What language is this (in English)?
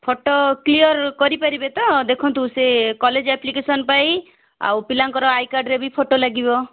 Odia